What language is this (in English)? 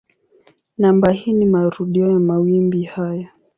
Swahili